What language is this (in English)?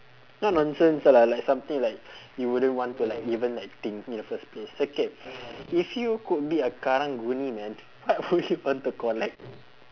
English